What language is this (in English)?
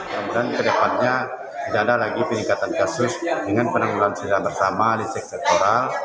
Indonesian